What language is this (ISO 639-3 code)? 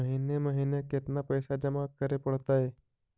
mag